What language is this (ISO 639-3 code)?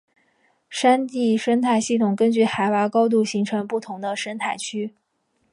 zho